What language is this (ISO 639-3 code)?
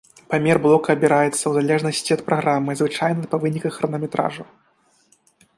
bel